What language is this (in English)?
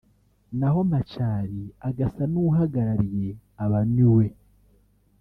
Kinyarwanda